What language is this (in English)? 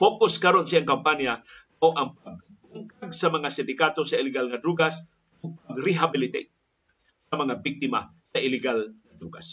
Filipino